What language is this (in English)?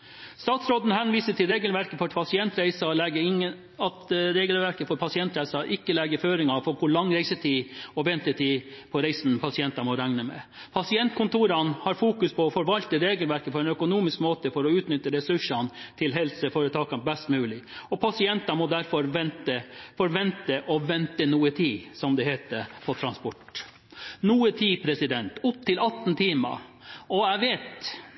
Norwegian Bokmål